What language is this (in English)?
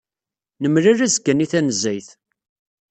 Kabyle